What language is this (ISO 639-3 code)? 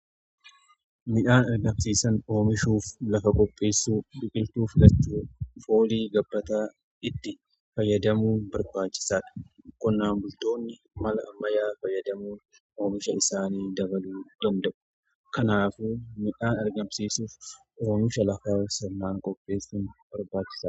orm